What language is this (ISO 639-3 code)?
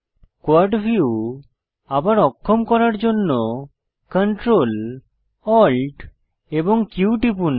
ben